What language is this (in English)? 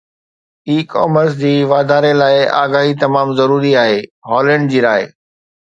Sindhi